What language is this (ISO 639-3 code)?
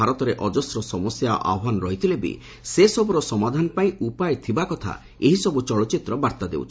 ori